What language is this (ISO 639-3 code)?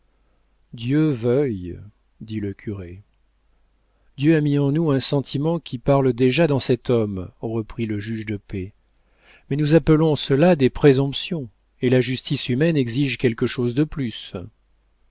fra